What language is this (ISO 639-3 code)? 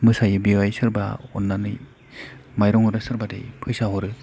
brx